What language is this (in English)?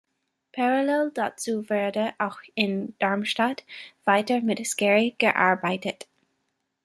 German